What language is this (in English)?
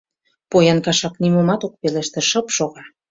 Mari